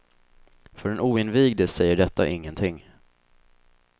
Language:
Swedish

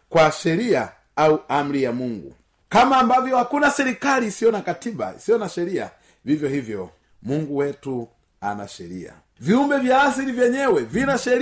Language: Swahili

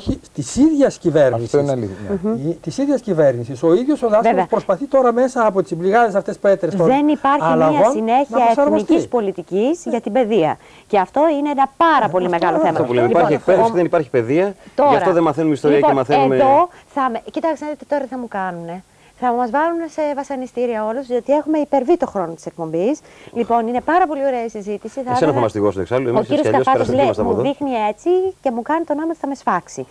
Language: Greek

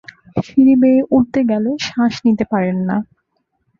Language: Bangla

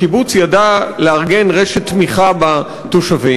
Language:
Hebrew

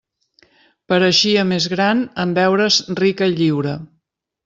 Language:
Catalan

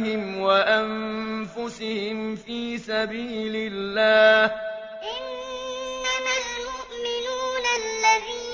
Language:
Arabic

